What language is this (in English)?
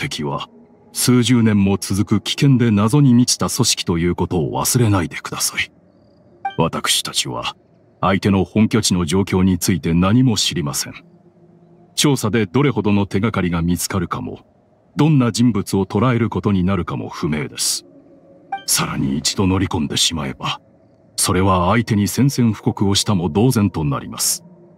Japanese